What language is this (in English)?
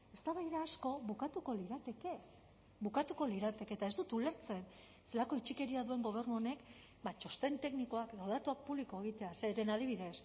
Basque